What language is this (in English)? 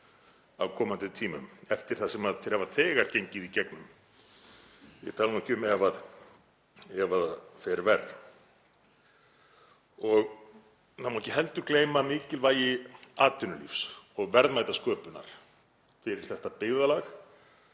Icelandic